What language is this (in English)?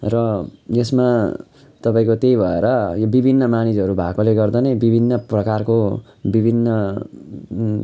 Nepali